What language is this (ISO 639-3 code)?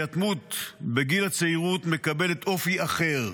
heb